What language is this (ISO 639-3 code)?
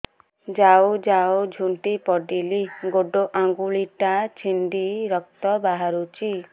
ori